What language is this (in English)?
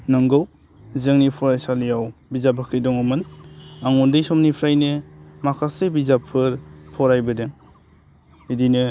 Bodo